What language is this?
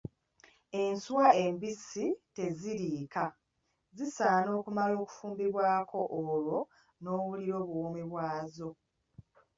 Ganda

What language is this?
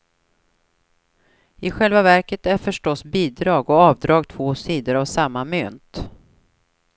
Swedish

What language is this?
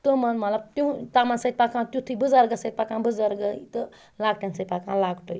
Kashmiri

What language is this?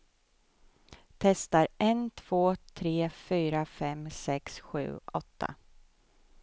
Swedish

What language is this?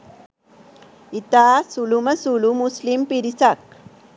Sinhala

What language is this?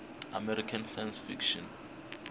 Tsonga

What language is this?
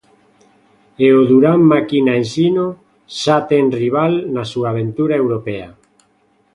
Galician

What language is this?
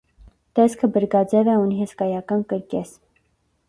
Armenian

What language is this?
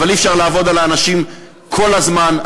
Hebrew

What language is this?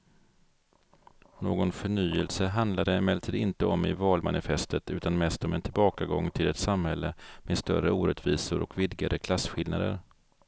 Swedish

